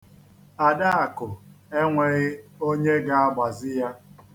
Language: Igbo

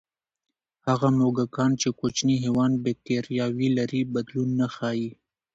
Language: Pashto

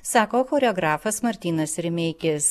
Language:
Lithuanian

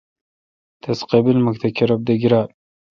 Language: Kalkoti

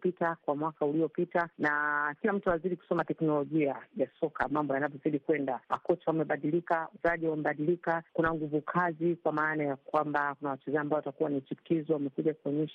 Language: Swahili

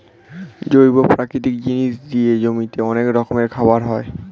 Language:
Bangla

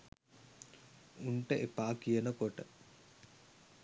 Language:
Sinhala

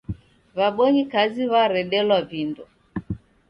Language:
Taita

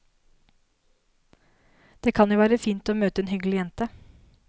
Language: Norwegian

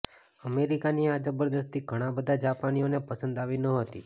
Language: Gujarati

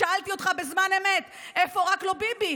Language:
Hebrew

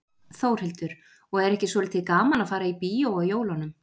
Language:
Icelandic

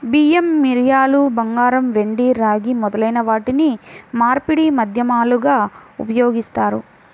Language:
Telugu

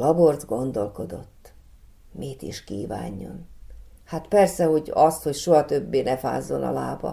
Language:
Hungarian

